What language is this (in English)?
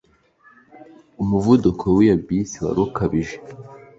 Kinyarwanda